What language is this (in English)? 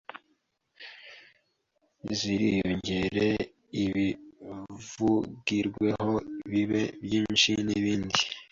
Kinyarwanda